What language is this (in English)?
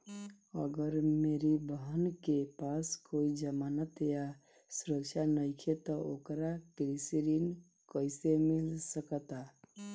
Bhojpuri